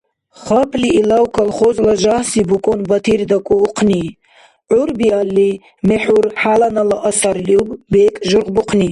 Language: Dargwa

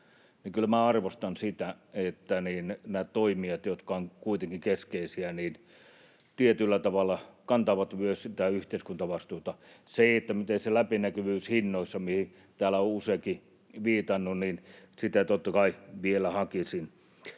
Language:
Finnish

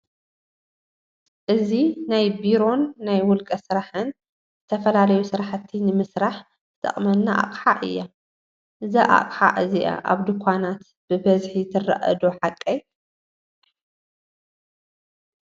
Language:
Tigrinya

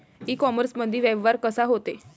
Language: Marathi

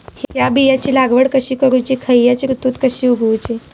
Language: Marathi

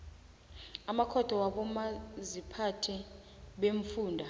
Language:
South Ndebele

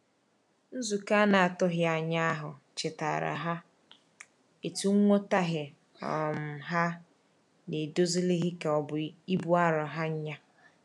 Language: Igbo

